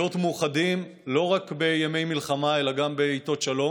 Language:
Hebrew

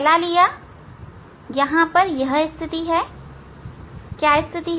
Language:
Hindi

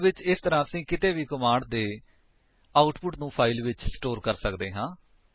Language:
Punjabi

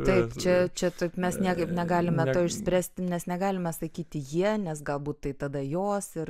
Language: Lithuanian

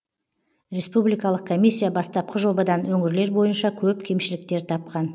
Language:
Kazakh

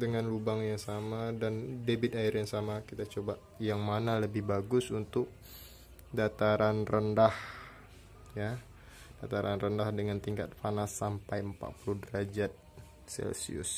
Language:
Indonesian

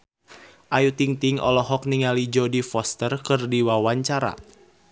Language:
Sundanese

